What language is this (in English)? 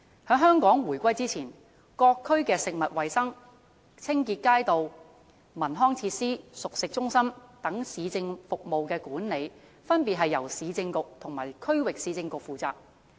Cantonese